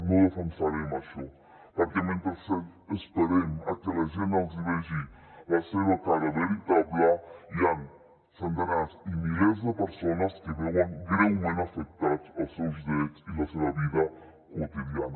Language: Catalan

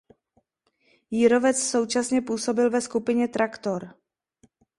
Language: Czech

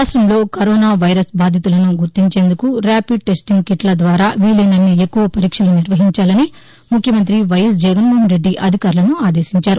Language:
Telugu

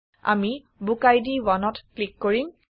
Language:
Assamese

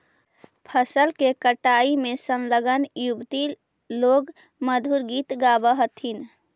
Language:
Magahi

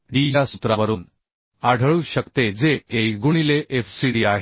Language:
Marathi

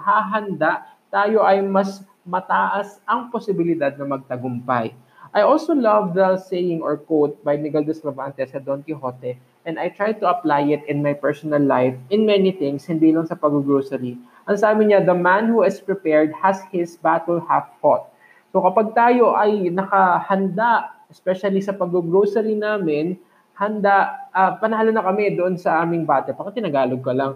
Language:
Filipino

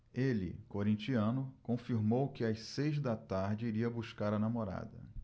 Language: Portuguese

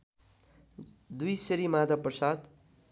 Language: Nepali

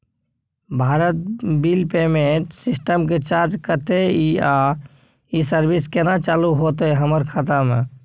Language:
Maithili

